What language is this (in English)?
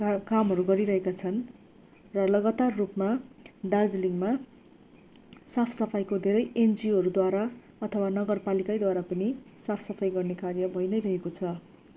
Nepali